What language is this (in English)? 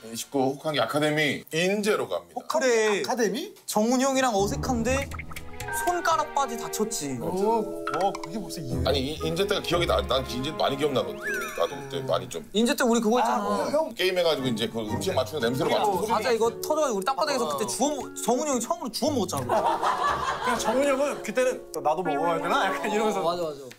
Korean